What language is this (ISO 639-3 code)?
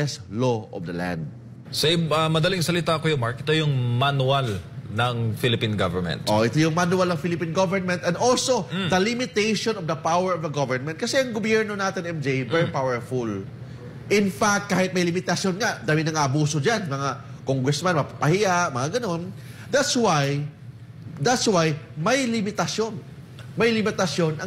fil